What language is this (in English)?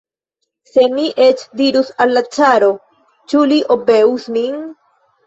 Esperanto